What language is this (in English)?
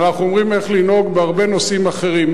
Hebrew